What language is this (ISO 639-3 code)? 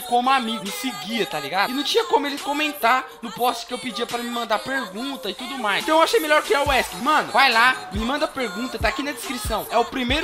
por